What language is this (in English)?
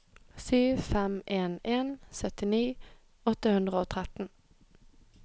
Norwegian